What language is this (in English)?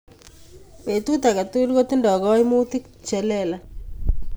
Kalenjin